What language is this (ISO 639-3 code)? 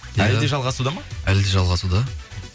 kaz